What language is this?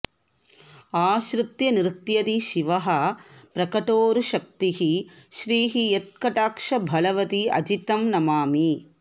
Sanskrit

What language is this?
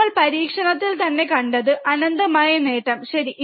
Malayalam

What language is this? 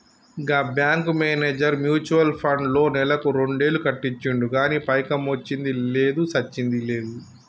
Telugu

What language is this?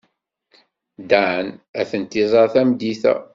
Kabyle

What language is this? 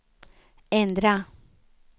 Swedish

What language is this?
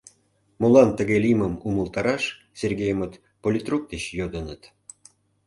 Mari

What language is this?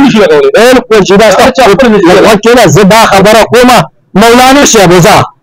Arabic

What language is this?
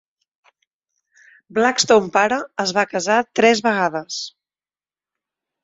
Catalan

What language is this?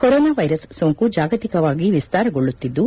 Kannada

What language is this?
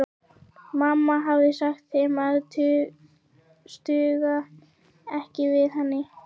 Icelandic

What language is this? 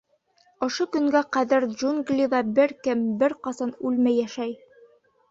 Bashkir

